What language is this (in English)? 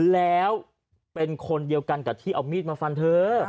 Thai